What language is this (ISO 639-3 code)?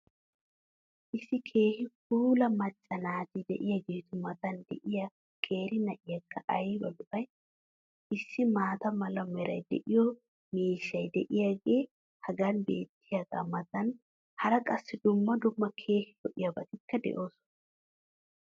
wal